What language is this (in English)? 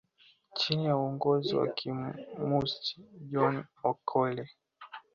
Swahili